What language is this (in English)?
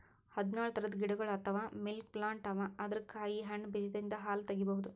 Kannada